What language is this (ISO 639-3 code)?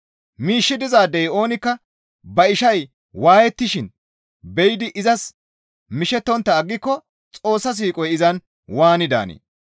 gmv